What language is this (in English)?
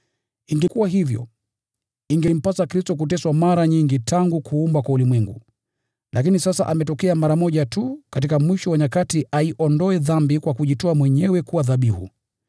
Swahili